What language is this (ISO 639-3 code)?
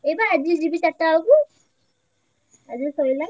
ori